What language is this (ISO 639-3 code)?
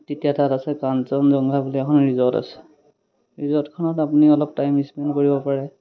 asm